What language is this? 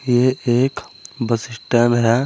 Hindi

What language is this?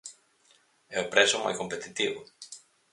Galician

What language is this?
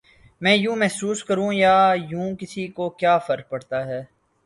Urdu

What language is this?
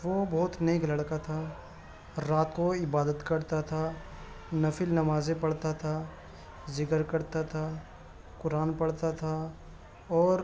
Urdu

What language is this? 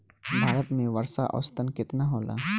Bhojpuri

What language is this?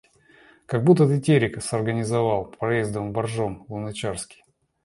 Russian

